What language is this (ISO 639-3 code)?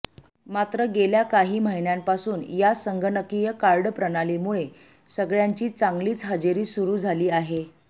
mar